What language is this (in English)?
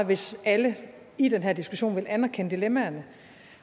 Danish